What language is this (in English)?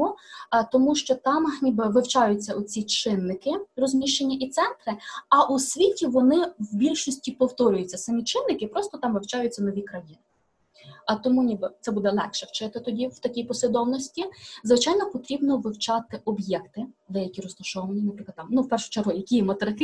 Ukrainian